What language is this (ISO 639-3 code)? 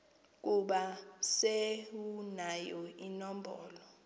xho